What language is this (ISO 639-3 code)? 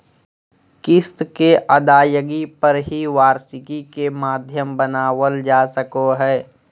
mag